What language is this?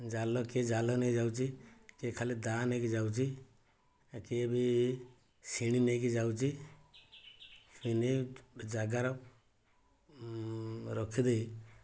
Odia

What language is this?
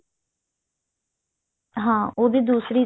Punjabi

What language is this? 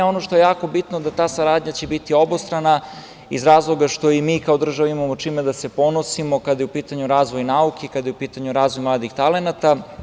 Serbian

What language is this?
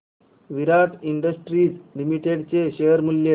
Marathi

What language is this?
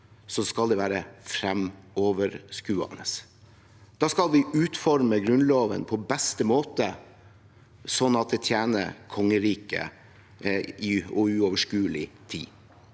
Norwegian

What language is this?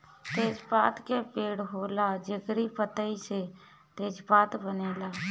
Bhojpuri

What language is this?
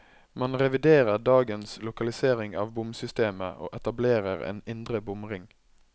Norwegian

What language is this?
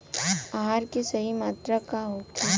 Bhojpuri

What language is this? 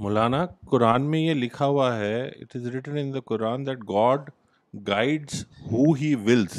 Urdu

